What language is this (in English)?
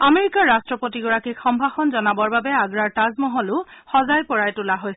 Assamese